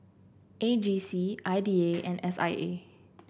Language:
English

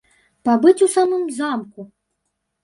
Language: Belarusian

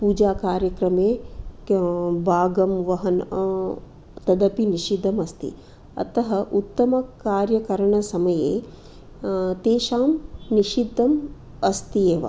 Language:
Sanskrit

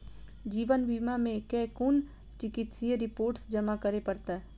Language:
Maithili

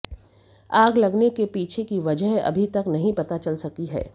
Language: Hindi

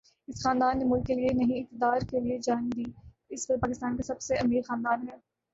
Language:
Urdu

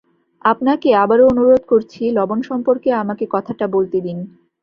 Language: Bangla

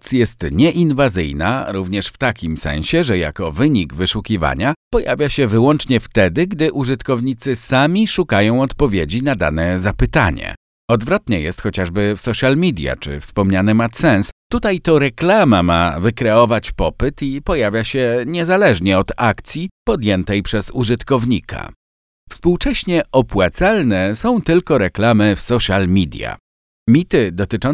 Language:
Polish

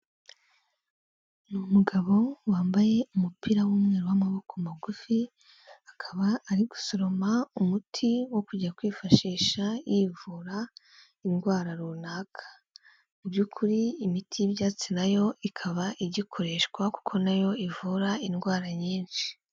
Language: Kinyarwanda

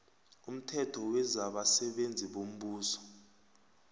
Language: South Ndebele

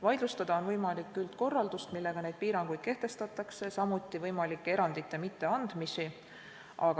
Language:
Estonian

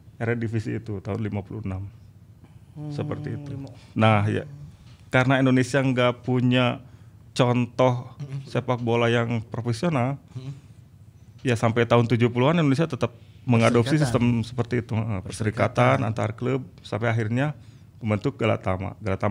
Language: Indonesian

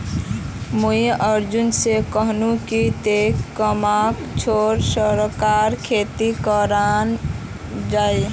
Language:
Magahi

